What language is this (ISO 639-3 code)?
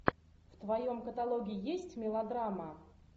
rus